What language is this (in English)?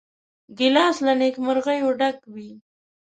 Pashto